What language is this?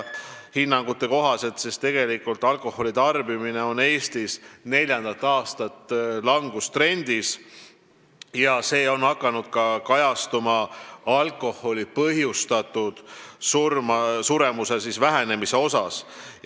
Estonian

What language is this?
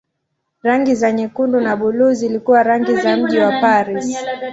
Swahili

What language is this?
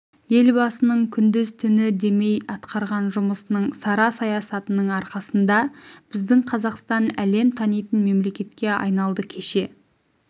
Kazakh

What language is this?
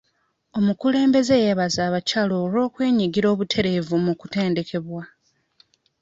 Ganda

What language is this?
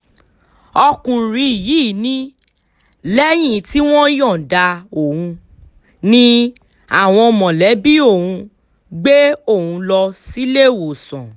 Yoruba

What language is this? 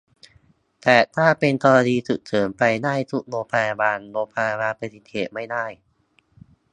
Thai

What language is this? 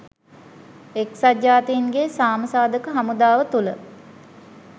Sinhala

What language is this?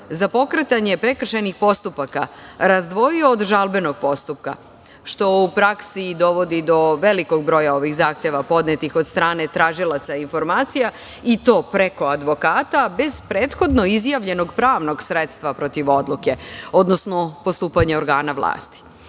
Serbian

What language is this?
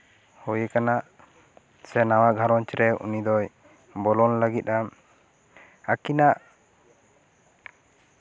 Santali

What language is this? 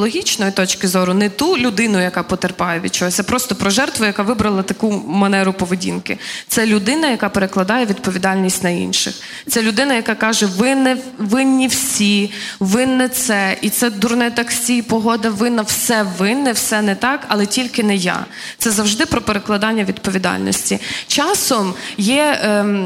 Ukrainian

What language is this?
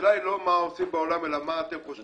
Hebrew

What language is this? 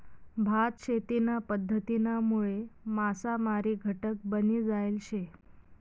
Marathi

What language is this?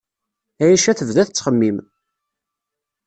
Kabyle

